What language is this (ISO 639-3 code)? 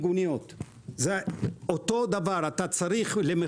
heb